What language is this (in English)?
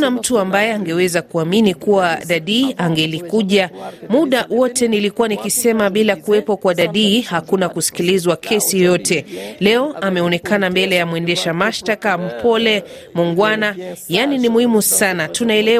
Swahili